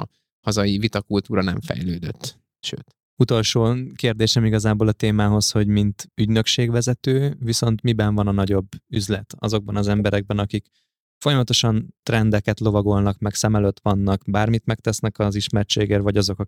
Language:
Hungarian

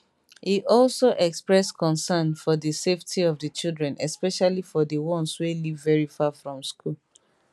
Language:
Nigerian Pidgin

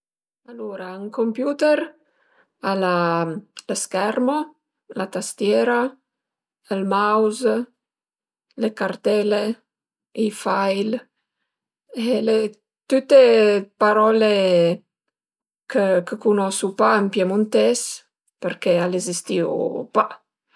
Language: Piedmontese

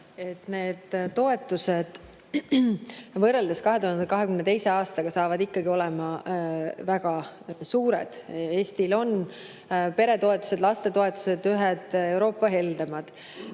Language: Estonian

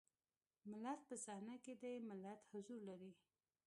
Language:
Pashto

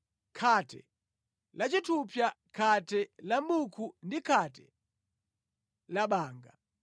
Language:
Nyanja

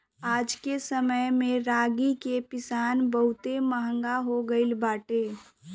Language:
Bhojpuri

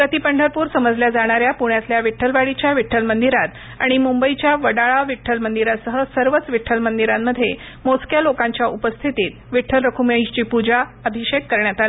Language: Marathi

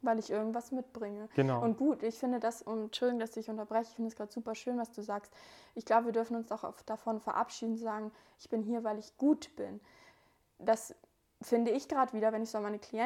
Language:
German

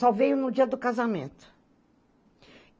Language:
Portuguese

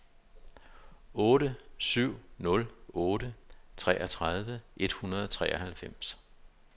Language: Danish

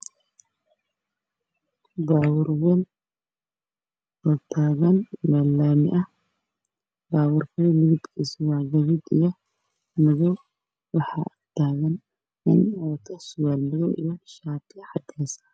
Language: Somali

